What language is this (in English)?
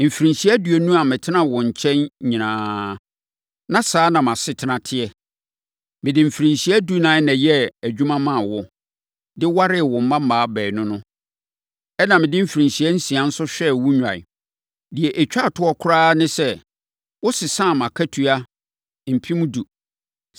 Akan